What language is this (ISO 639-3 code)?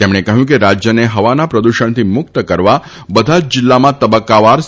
guj